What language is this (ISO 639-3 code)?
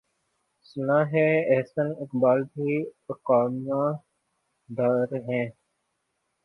urd